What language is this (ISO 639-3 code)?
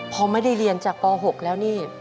tha